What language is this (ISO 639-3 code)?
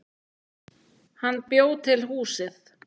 isl